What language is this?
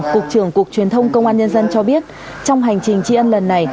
Vietnamese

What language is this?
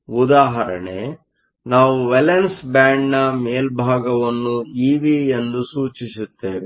Kannada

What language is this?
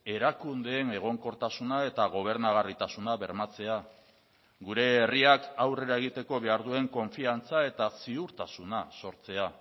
Basque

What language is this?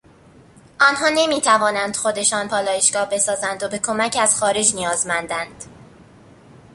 Persian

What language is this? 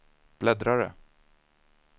Swedish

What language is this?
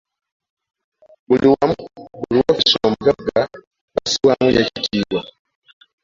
Ganda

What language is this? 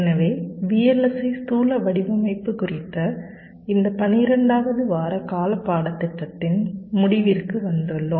Tamil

